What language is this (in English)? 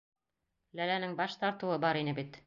Bashkir